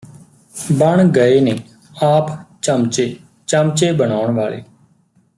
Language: Punjabi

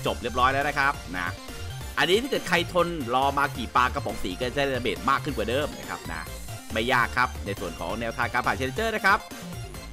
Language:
Thai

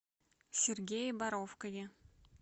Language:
Russian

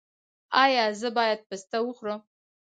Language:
Pashto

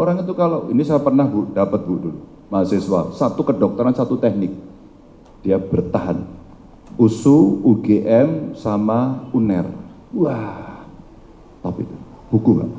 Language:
Indonesian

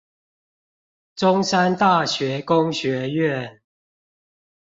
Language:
Chinese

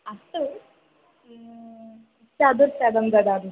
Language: Sanskrit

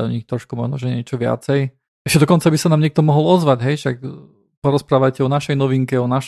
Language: Slovak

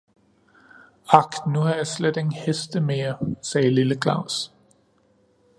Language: Danish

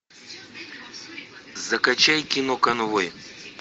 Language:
Russian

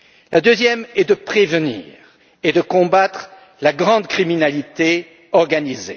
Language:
French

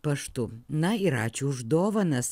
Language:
Lithuanian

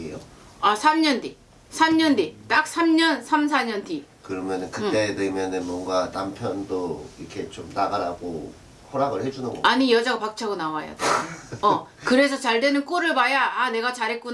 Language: Korean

